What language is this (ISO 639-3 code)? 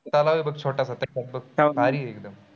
mar